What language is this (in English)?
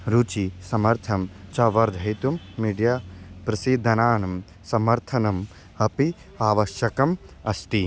Sanskrit